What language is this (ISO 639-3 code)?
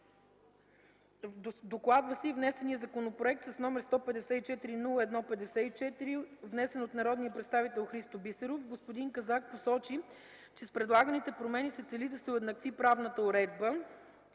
bul